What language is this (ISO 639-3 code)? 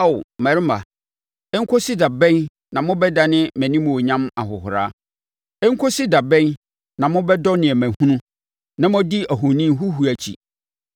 aka